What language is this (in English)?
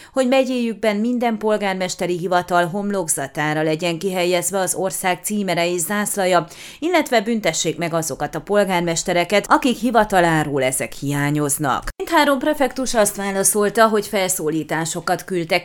Hungarian